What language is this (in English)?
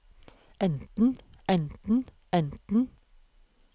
Norwegian